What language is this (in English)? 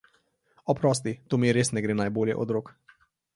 Slovenian